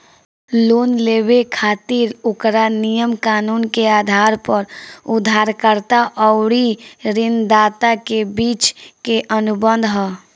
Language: Bhojpuri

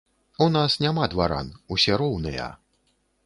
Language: Belarusian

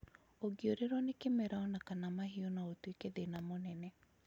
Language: Kikuyu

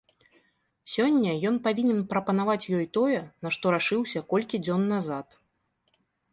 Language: Belarusian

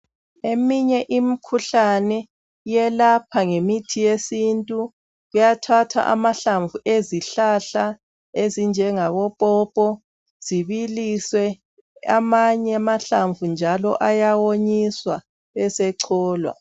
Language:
North Ndebele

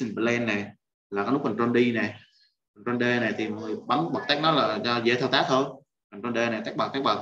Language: Vietnamese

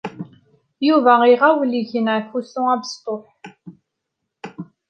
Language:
Kabyle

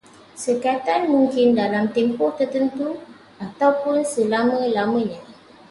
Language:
Malay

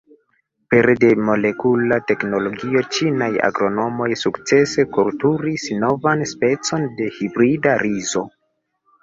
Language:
Esperanto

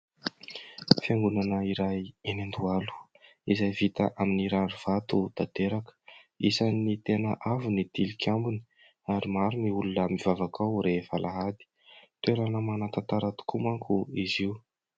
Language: Malagasy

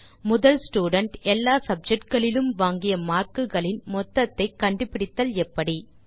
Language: Tamil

